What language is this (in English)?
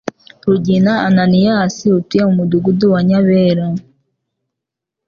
Kinyarwanda